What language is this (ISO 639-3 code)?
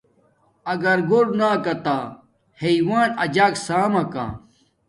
dmk